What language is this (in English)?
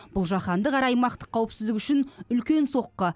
Kazakh